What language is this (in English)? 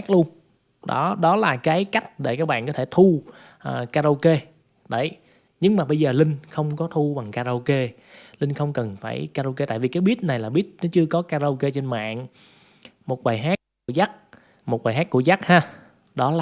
Vietnamese